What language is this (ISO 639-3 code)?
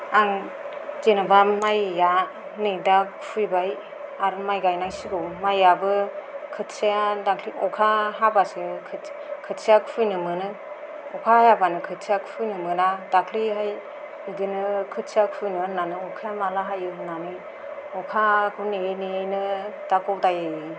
brx